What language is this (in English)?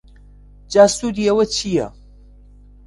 Central Kurdish